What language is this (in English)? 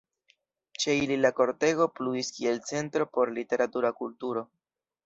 Esperanto